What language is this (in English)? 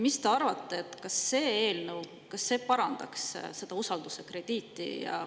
Estonian